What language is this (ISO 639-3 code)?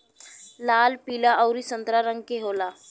bho